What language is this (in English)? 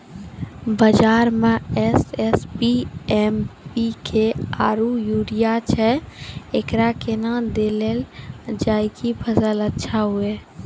Maithili